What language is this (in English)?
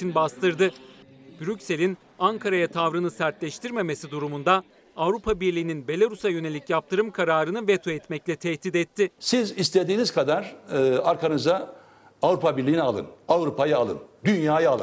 Turkish